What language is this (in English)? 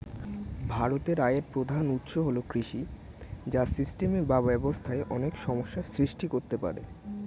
Bangla